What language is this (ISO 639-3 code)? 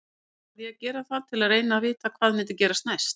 isl